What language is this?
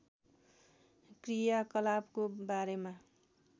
Nepali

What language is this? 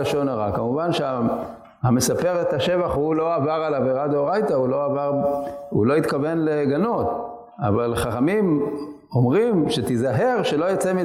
Hebrew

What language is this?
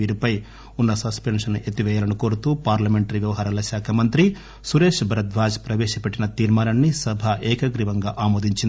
Telugu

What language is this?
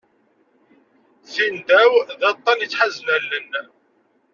Kabyle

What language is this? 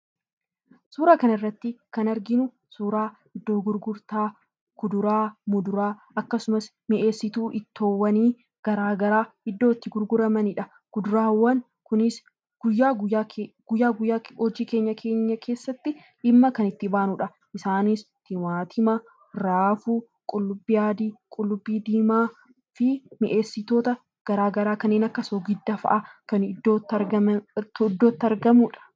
Oromo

